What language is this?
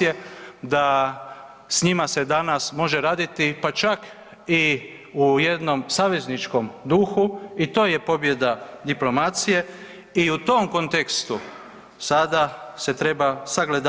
Croatian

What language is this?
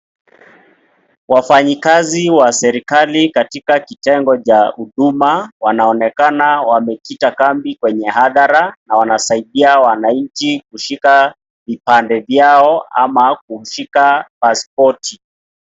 Swahili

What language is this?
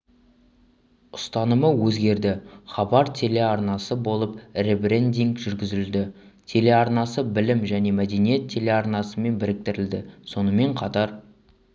Kazakh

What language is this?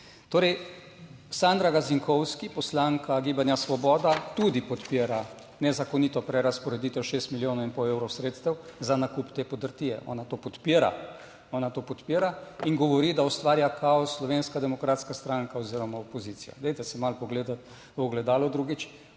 Slovenian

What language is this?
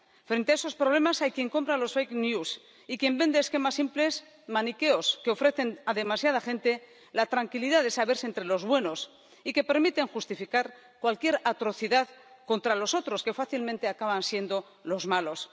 Spanish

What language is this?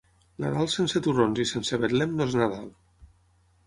Catalan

